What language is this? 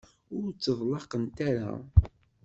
Kabyle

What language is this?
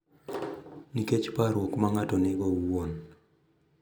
Luo (Kenya and Tanzania)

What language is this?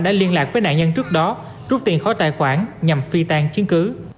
Vietnamese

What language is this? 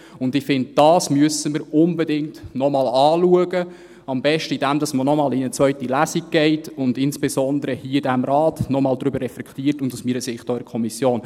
Swiss German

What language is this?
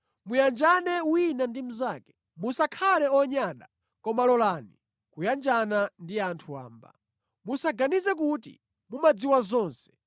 Nyanja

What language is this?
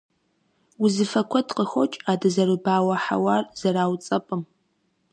Kabardian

